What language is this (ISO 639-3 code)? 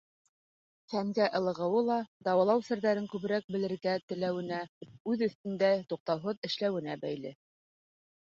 bak